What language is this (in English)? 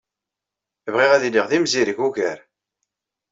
Kabyle